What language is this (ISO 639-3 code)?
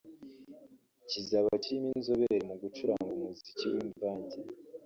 kin